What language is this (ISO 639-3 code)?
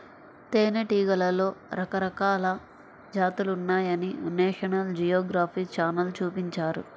tel